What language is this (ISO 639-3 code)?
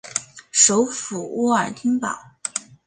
zho